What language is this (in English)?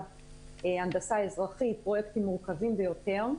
Hebrew